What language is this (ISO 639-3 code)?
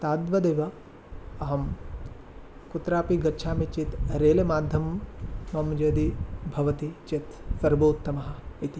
san